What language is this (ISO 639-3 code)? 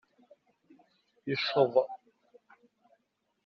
kab